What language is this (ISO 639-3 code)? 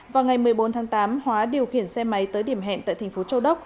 vie